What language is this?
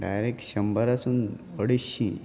Konkani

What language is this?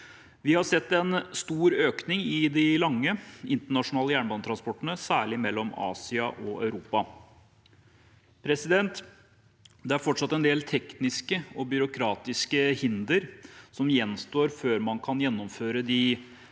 Norwegian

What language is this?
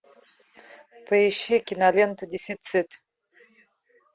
Russian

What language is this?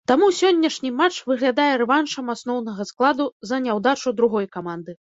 Belarusian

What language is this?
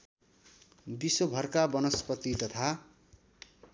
Nepali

